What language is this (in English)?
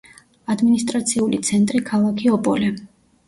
Georgian